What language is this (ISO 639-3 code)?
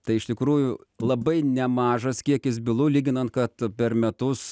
lit